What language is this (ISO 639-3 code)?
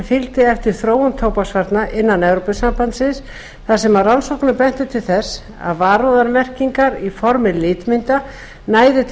isl